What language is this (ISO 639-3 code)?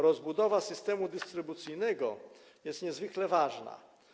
pol